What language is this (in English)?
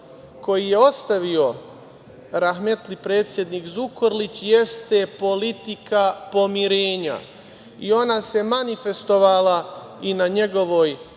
Serbian